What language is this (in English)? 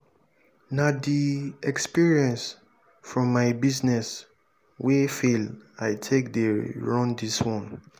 Nigerian Pidgin